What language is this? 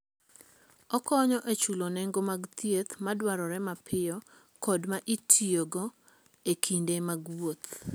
Luo (Kenya and Tanzania)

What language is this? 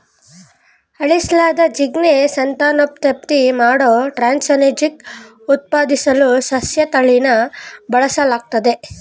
Kannada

